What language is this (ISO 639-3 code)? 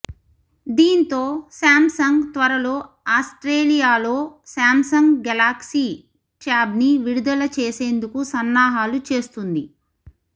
tel